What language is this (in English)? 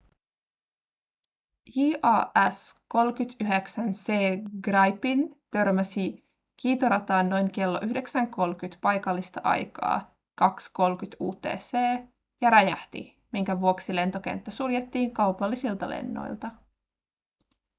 Finnish